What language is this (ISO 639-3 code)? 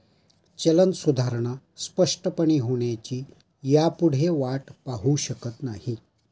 mar